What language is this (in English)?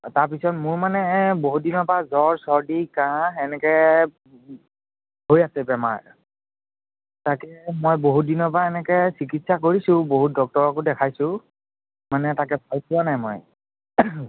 Assamese